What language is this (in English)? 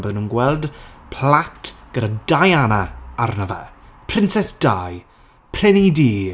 Welsh